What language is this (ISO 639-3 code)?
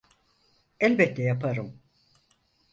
tur